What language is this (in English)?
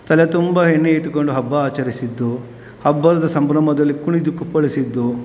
Kannada